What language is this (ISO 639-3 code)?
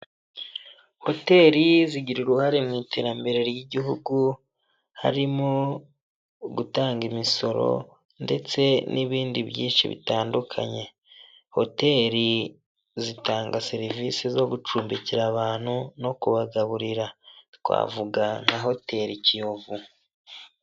kin